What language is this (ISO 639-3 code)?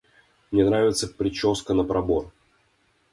rus